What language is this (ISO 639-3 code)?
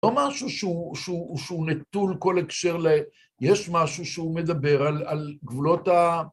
heb